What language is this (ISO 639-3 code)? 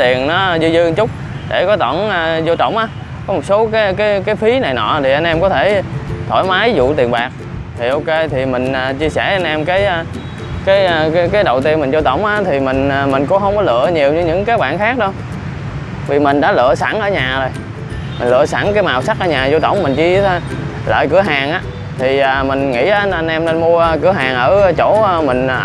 vie